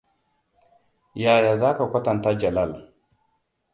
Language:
Hausa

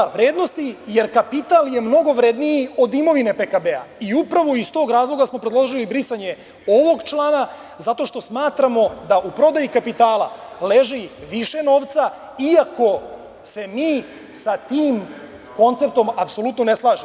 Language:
Serbian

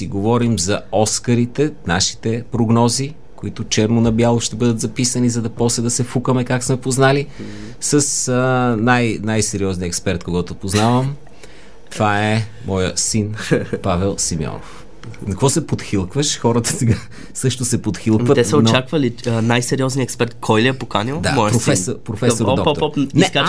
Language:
Bulgarian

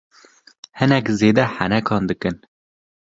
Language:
Kurdish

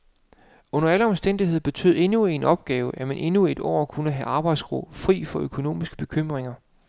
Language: Danish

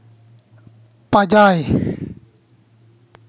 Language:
Santali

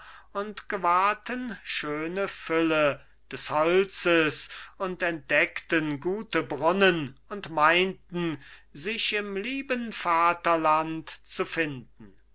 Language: German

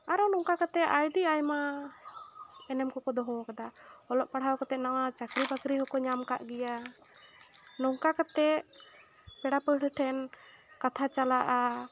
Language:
Santali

